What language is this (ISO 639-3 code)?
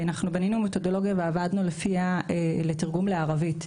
heb